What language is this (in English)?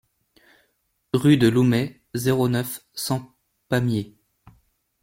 French